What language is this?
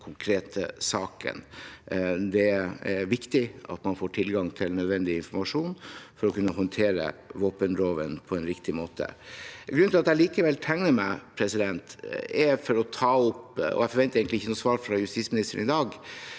Norwegian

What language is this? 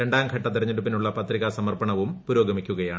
Malayalam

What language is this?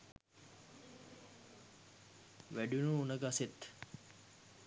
Sinhala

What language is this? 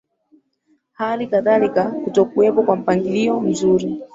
Swahili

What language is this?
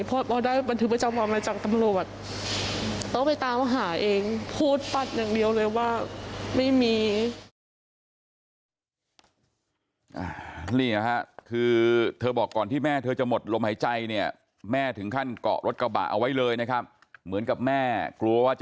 Thai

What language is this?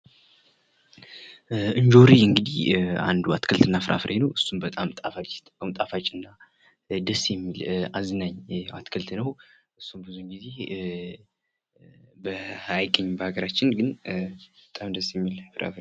Amharic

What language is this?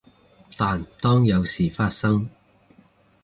Cantonese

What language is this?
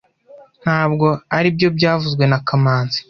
Kinyarwanda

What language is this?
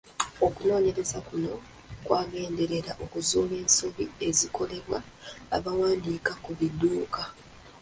Ganda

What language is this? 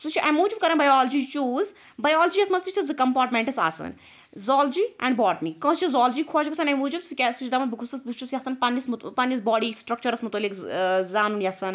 Kashmiri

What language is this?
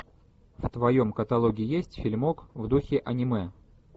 Russian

